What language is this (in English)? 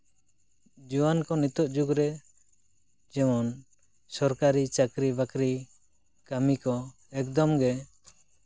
Santali